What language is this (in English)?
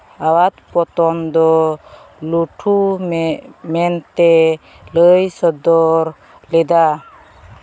Santali